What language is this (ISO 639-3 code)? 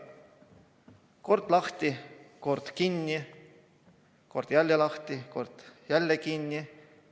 est